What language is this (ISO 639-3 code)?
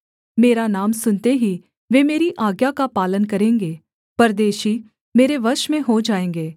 hin